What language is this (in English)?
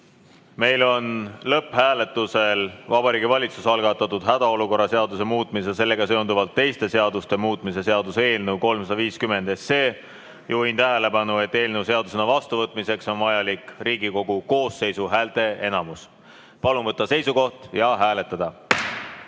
Estonian